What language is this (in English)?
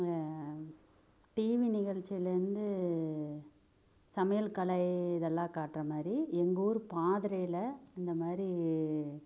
Tamil